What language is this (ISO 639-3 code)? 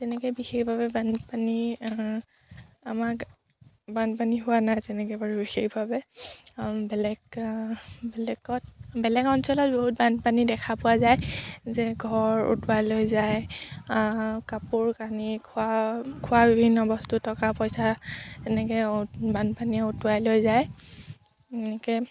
asm